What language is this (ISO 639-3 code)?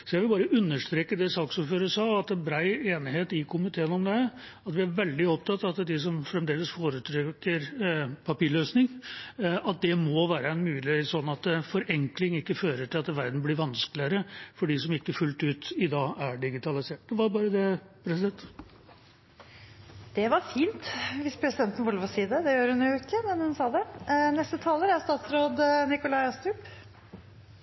nob